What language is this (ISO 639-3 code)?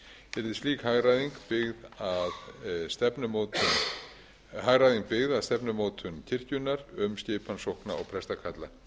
isl